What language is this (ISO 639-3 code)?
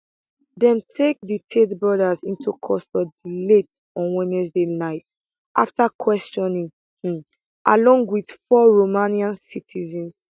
pcm